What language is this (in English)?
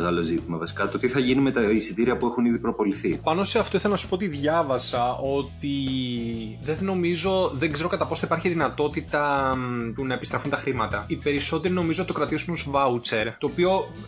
Greek